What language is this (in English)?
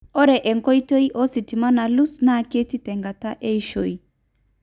Masai